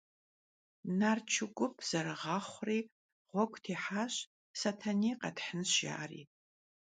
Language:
Kabardian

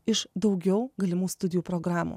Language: Lithuanian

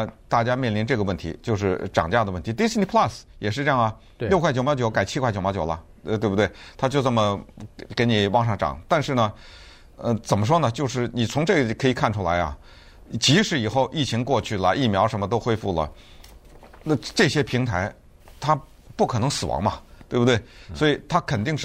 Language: Chinese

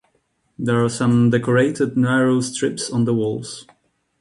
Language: English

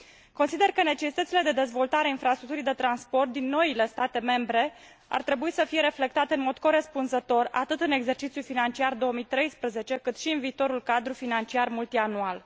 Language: Romanian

